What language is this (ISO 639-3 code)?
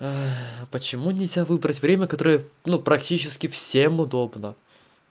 rus